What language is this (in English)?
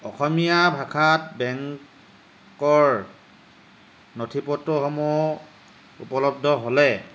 Assamese